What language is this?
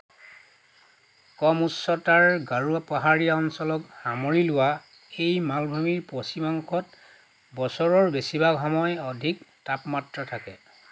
Assamese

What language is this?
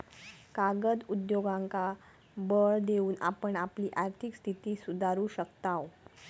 Marathi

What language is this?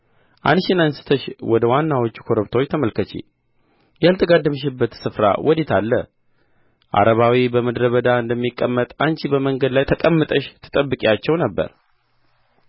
Amharic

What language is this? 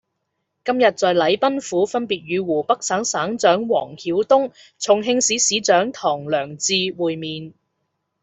Cantonese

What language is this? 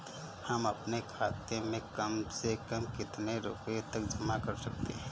Hindi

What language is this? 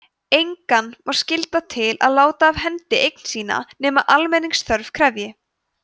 Icelandic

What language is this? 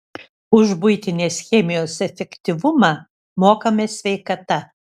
Lithuanian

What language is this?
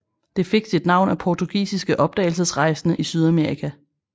Danish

